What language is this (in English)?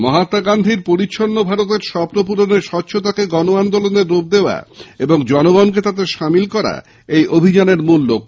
Bangla